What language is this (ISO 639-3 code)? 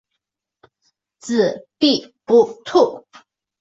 zho